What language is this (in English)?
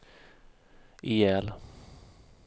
Swedish